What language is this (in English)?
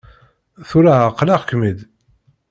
Kabyle